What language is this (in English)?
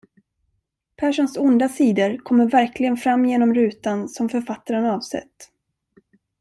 Swedish